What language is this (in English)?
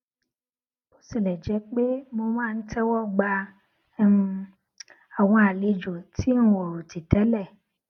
Yoruba